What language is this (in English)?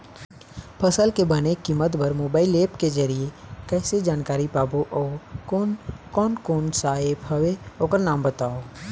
Chhattisgarhi